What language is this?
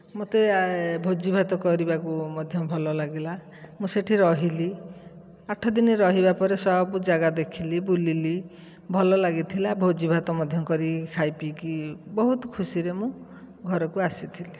Odia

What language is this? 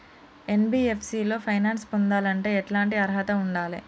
Telugu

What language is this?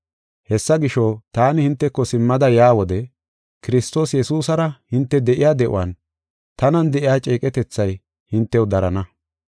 Gofa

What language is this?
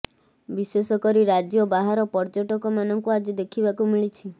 Odia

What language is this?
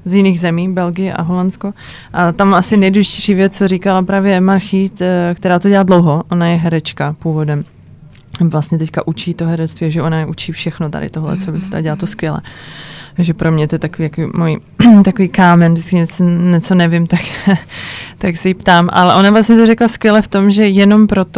Czech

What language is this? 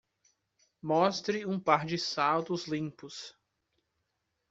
Portuguese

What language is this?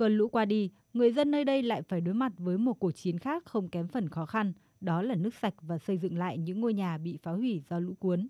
Vietnamese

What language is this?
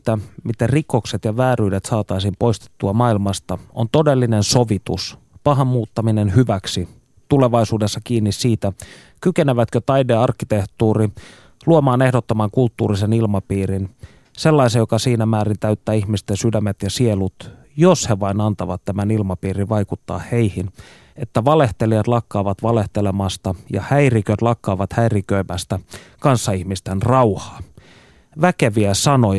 Finnish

